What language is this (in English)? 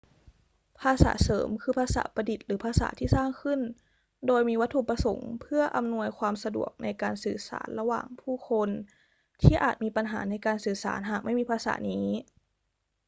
Thai